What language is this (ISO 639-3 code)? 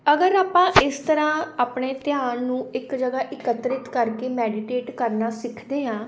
pan